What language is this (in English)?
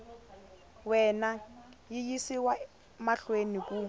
Tsonga